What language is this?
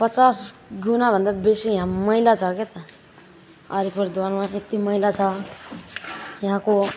Nepali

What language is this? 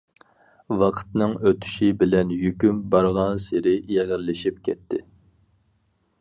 Uyghur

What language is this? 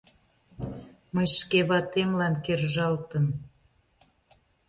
Mari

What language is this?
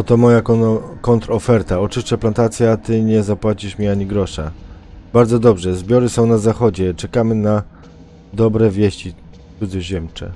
Polish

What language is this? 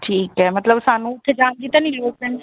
Punjabi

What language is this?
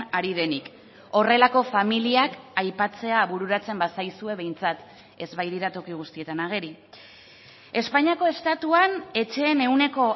Basque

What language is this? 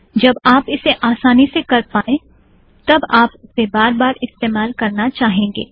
Hindi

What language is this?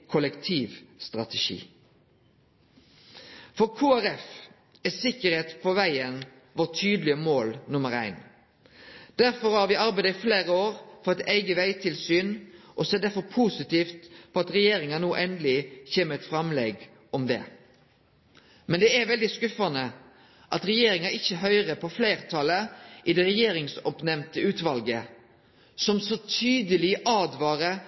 Norwegian Nynorsk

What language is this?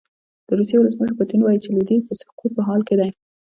Pashto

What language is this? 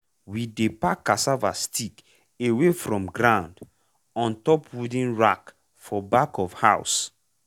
Nigerian Pidgin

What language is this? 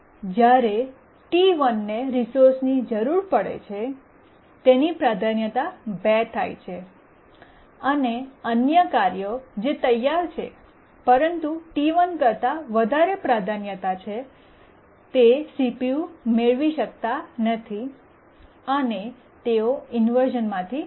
Gujarati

